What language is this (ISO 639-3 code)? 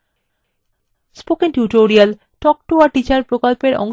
ben